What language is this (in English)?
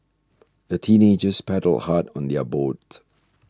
English